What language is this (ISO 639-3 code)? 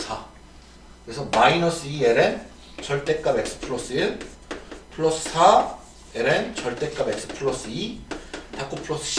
kor